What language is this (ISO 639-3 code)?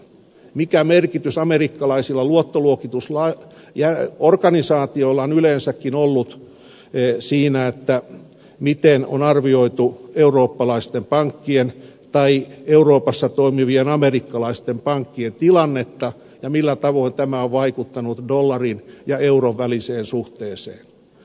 fin